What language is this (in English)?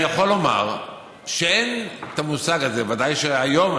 Hebrew